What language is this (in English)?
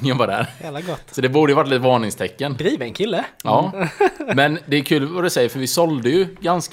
Swedish